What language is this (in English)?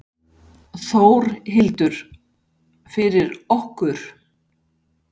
Icelandic